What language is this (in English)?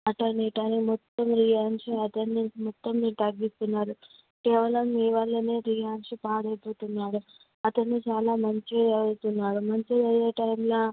Telugu